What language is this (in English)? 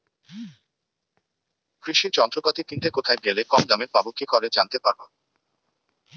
Bangla